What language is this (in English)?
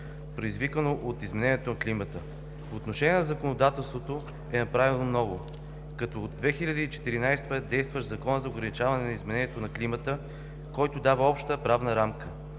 Bulgarian